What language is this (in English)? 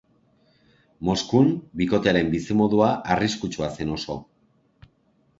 Basque